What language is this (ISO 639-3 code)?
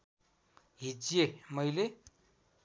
nep